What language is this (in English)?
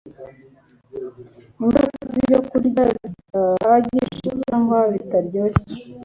Kinyarwanda